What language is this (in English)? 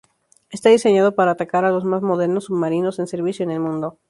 Spanish